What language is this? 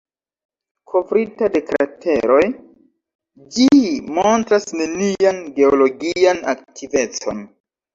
Esperanto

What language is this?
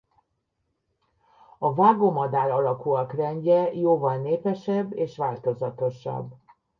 Hungarian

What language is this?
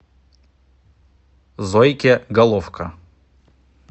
Russian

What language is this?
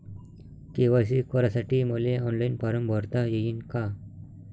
Marathi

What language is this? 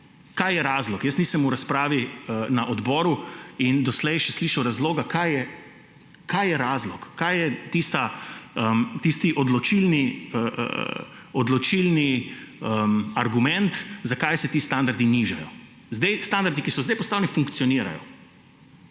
Slovenian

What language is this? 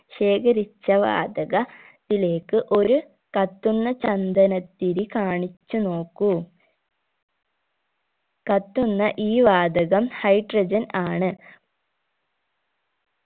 Malayalam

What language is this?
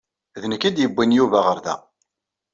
Kabyle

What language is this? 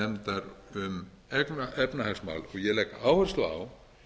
Icelandic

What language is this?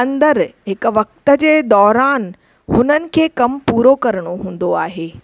Sindhi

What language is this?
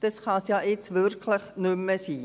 Swiss German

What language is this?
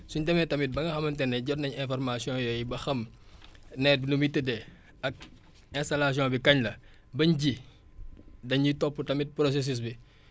Wolof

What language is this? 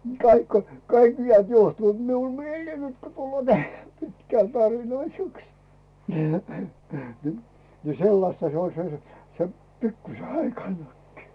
Finnish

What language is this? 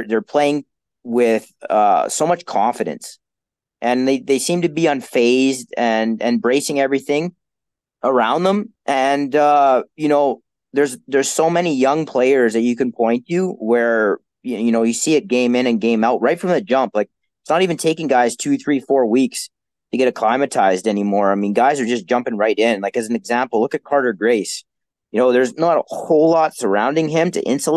English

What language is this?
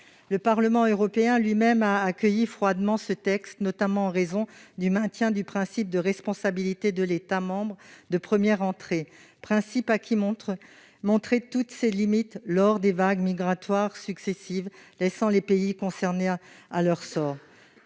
French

